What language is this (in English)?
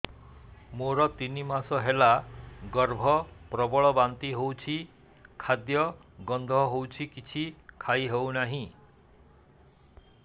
Odia